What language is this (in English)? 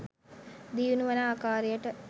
Sinhala